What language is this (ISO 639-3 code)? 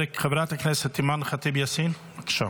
heb